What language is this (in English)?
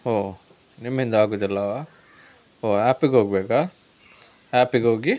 Kannada